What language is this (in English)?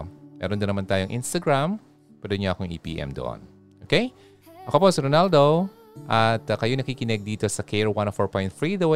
Filipino